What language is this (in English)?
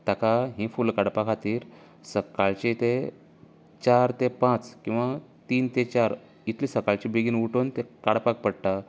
Konkani